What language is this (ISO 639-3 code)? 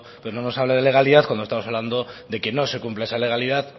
spa